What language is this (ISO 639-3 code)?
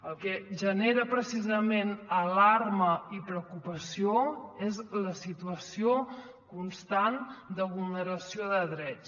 cat